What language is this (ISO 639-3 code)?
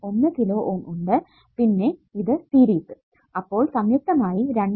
mal